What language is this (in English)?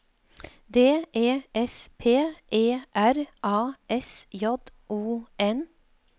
Norwegian